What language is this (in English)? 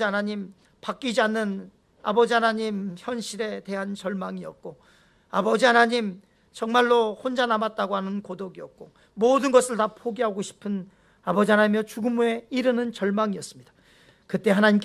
Korean